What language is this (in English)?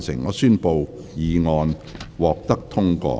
Cantonese